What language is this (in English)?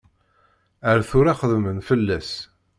Kabyle